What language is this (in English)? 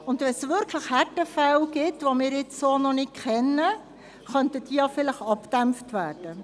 Swiss German